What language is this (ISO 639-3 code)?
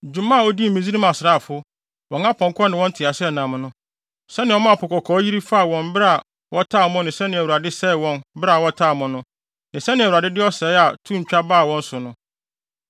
aka